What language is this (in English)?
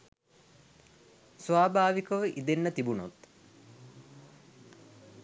Sinhala